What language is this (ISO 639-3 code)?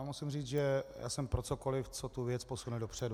ces